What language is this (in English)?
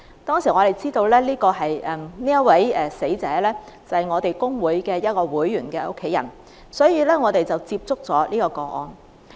Cantonese